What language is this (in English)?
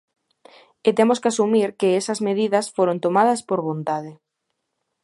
Galician